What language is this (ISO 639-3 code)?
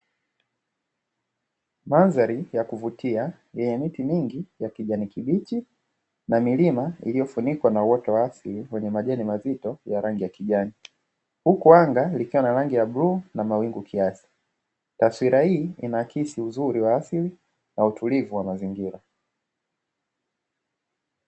swa